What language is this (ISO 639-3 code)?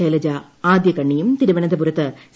mal